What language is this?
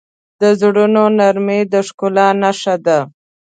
Pashto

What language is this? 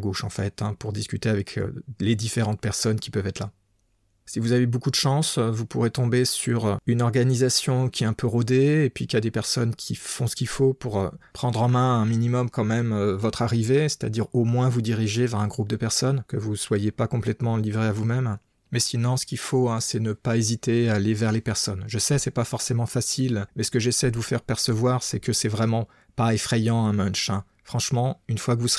French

